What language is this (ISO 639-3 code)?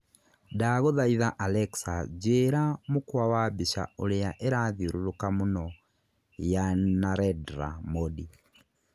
kik